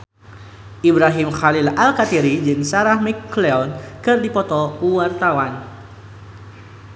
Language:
Sundanese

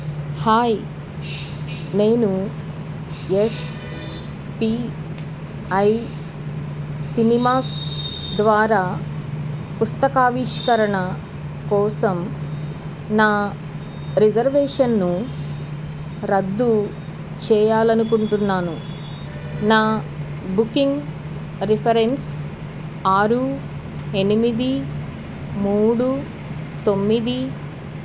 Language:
Telugu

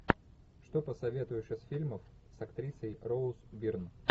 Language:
Russian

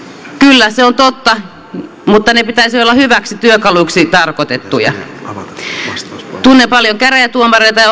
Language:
Finnish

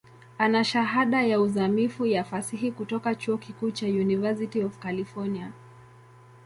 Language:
Swahili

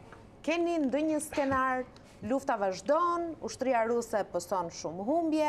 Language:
Romanian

